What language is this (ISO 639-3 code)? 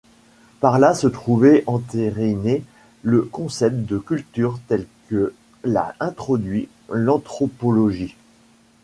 fra